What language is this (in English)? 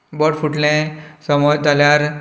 Konkani